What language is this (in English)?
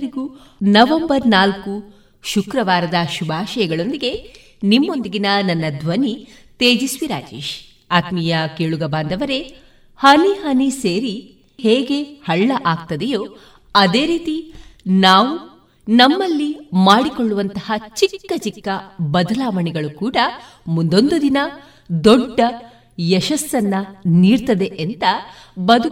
Kannada